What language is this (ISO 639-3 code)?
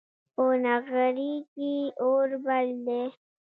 pus